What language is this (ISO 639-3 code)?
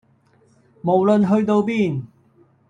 yue